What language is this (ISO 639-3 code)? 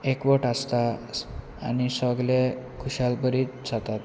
kok